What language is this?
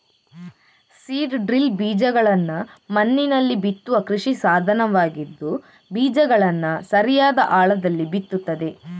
Kannada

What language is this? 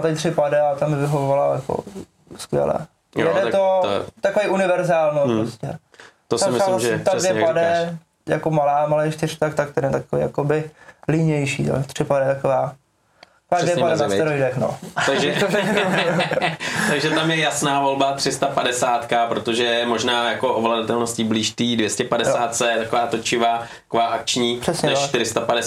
Czech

